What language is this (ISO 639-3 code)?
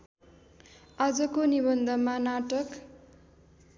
nep